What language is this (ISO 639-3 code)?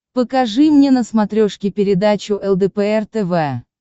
rus